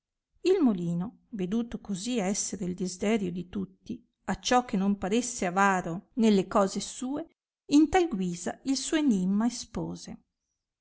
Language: Italian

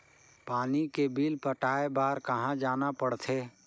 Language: Chhattisgarhi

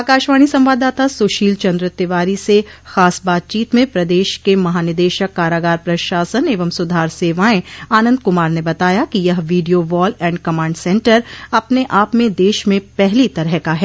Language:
Hindi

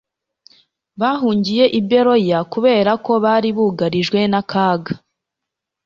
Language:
Kinyarwanda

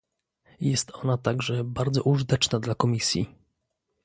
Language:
Polish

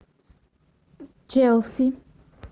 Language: Russian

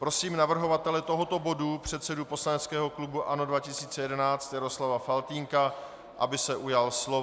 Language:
Czech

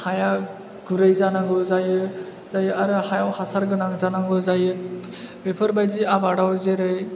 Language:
Bodo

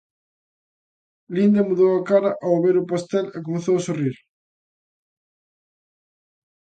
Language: Galician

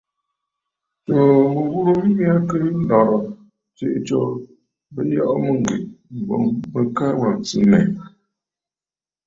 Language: Bafut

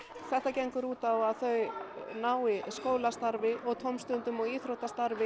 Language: Icelandic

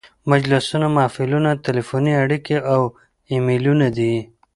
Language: Pashto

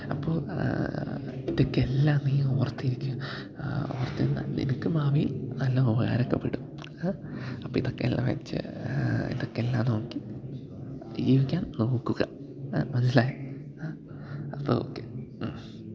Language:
Malayalam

